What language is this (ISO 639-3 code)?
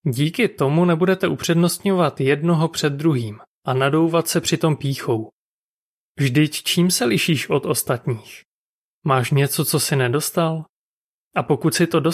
ces